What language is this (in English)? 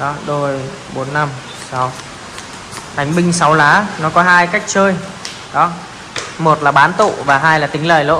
Vietnamese